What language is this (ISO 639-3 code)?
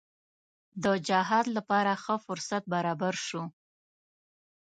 pus